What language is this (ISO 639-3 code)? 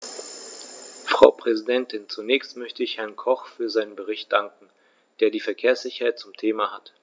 deu